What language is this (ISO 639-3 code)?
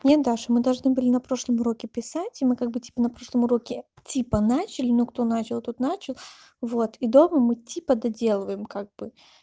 rus